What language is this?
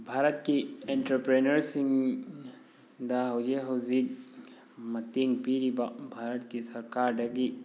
Manipuri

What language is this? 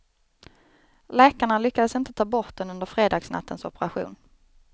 Swedish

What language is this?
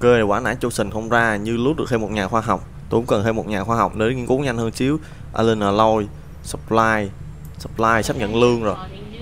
Vietnamese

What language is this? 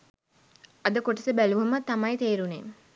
Sinhala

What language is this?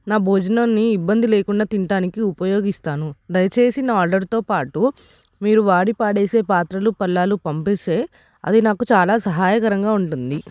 Telugu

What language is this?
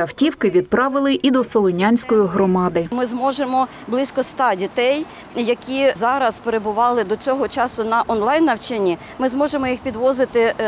Ukrainian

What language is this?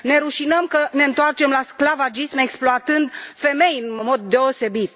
Romanian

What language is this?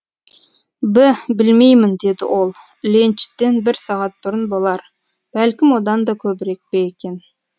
Kazakh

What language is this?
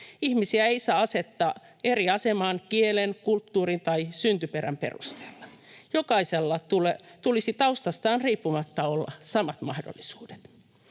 Finnish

